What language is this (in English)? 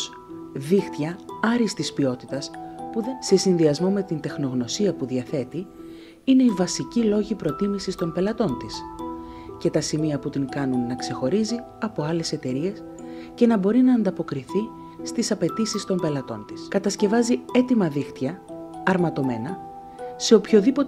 Greek